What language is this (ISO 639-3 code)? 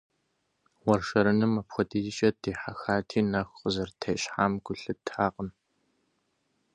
kbd